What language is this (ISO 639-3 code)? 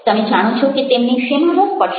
guj